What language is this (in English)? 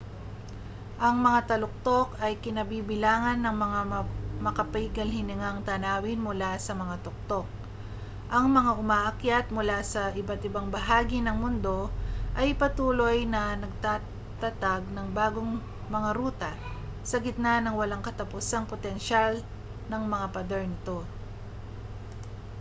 Filipino